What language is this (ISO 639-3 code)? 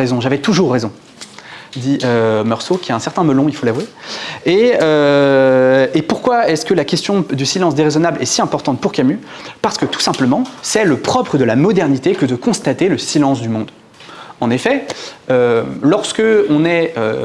fra